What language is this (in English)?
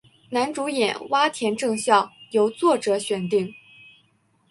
Chinese